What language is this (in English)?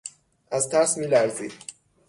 Persian